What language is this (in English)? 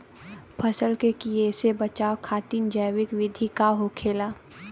Bhojpuri